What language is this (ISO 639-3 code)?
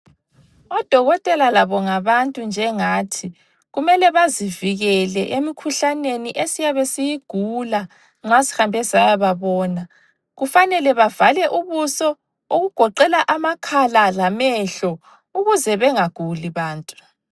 nde